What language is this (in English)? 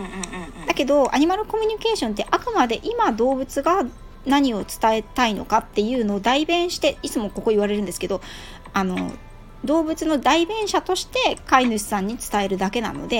Japanese